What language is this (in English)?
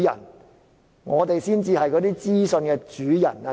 Cantonese